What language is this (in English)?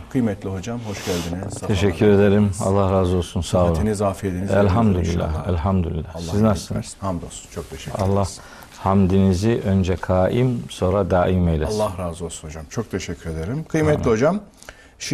Turkish